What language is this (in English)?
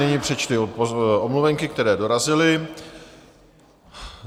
Czech